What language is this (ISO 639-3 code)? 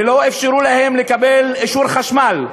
heb